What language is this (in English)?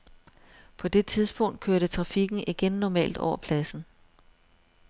Danish